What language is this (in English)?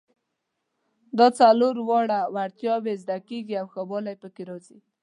Pashto